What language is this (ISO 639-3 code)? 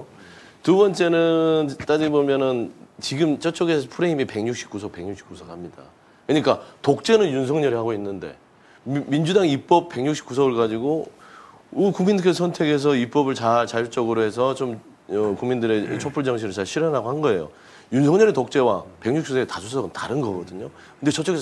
kor